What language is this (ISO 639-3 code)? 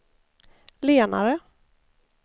swe